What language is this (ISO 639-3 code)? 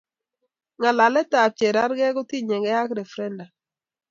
kln